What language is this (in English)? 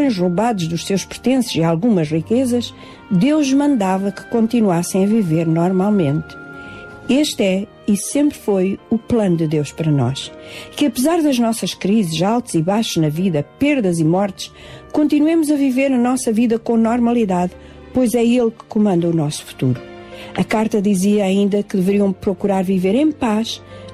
Portuguese